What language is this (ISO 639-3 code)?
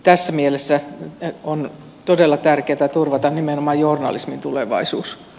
fin